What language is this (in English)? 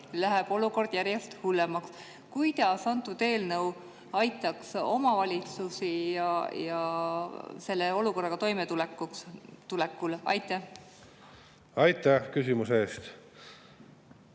Estonian